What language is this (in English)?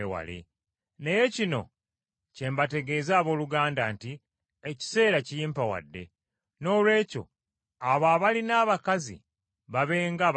Ganda